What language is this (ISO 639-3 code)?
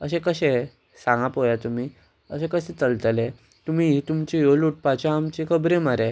kok